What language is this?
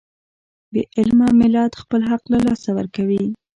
Pashto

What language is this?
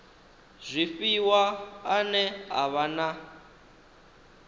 Venda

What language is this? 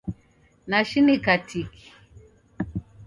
Taita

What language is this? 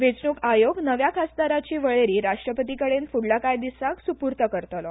Konkani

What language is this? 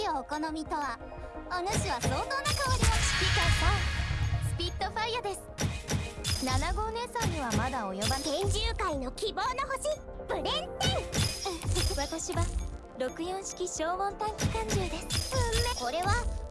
Japanese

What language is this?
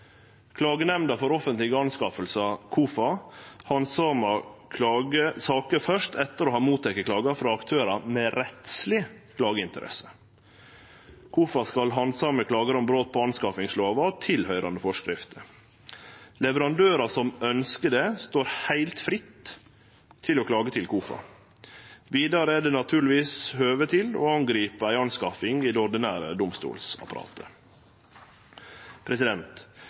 Norwegian Nynorsk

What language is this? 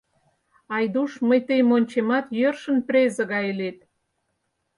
Mari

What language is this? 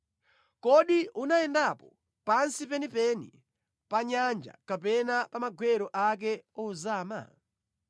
Nyanja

